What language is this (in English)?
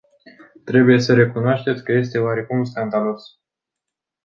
Romanian